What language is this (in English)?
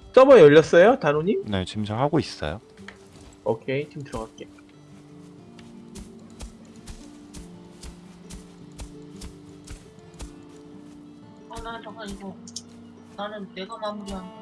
Korean